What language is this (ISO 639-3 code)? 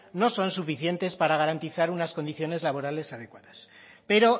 spa